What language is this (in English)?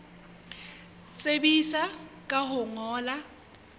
Southern Sotho